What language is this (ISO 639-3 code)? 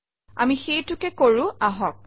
asm